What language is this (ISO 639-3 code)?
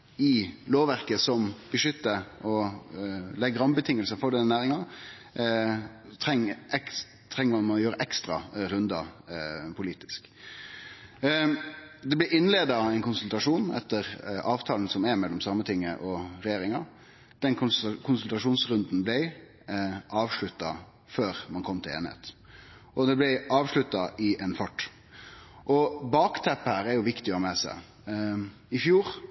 nno